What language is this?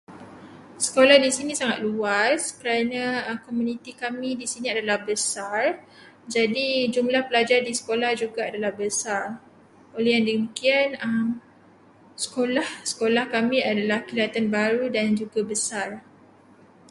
Malay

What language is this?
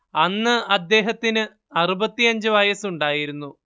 Malayalam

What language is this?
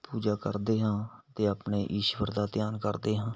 Punjabi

